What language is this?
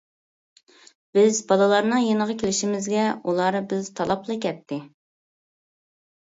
Uyghur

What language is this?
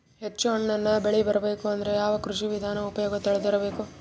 Kannada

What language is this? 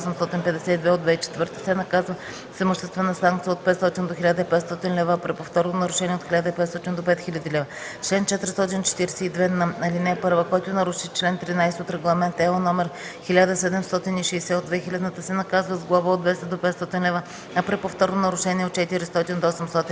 Bulgarian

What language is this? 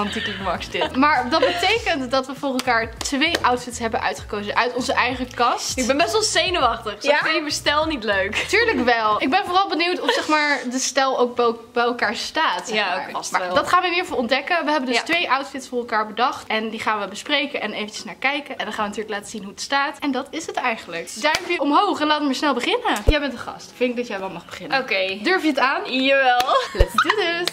Dutch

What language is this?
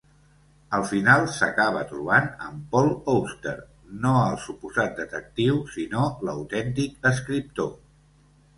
Catalan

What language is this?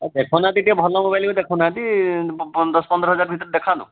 Odia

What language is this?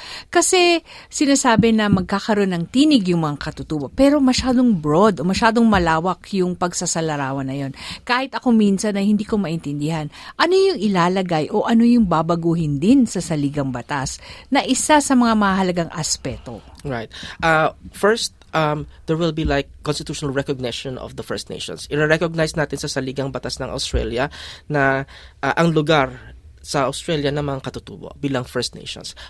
Filipino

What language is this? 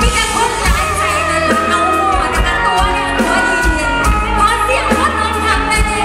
Thai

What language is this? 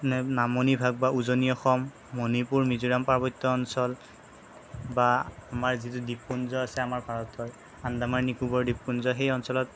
Assamese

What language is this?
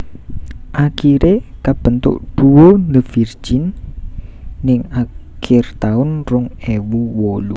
Javanese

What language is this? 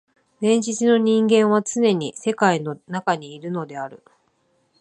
Japanese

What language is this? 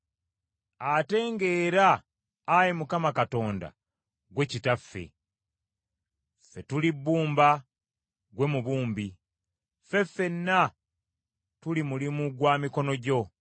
Ganda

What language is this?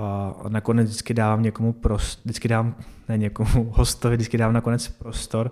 Czech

